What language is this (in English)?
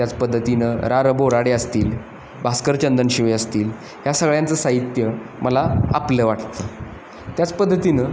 Marathi